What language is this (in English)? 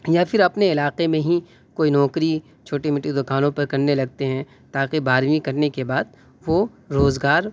Urdu